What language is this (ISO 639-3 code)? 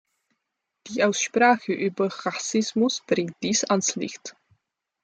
deu